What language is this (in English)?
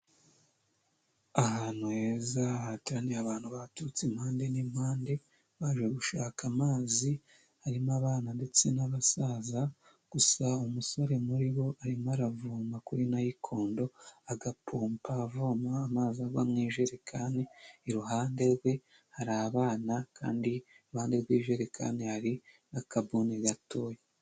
Kinyarwanda